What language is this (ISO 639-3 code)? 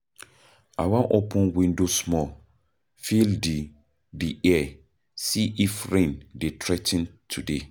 pcm